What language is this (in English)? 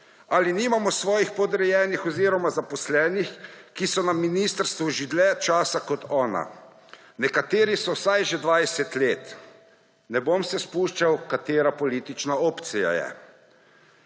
Slovenian